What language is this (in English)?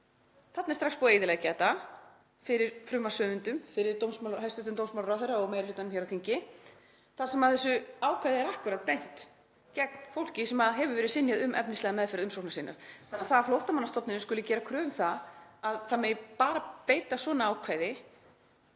Icelandic